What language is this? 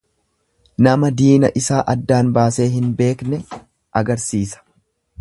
Oromo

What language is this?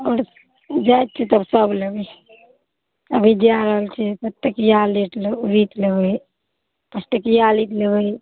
Maithili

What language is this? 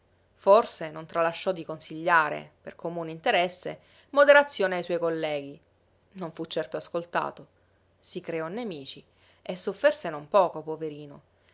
Italian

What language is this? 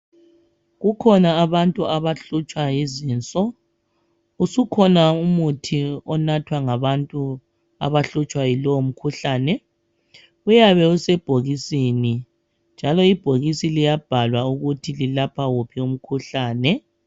North Ndebele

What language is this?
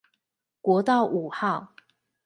Chinese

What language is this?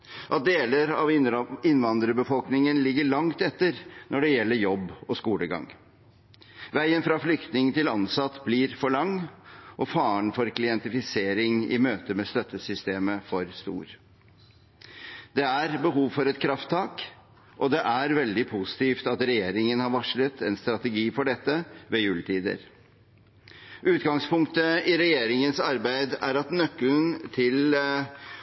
Norwegian Bokmål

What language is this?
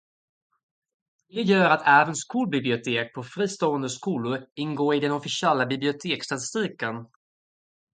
Swedish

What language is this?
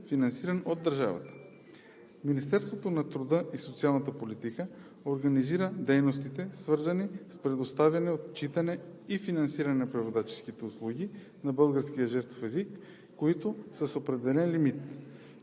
Bulgarian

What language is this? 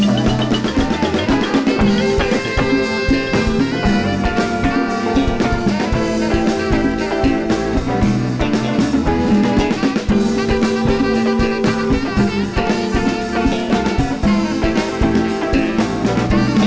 Thai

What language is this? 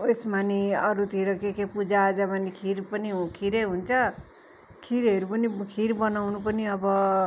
Nepali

